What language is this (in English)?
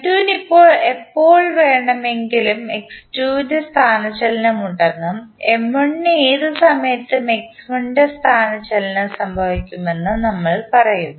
Malayalam